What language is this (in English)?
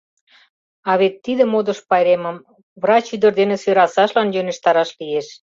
Mari